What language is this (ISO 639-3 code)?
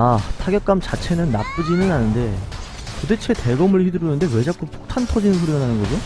kor